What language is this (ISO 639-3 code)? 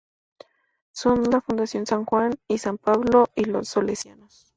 spa